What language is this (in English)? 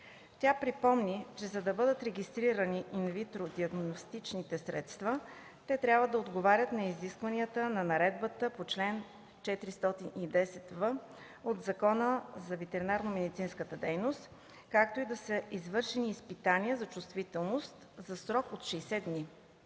Bulgarian